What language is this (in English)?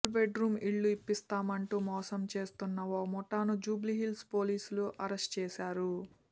Telugu